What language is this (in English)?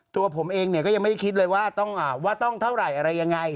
Thai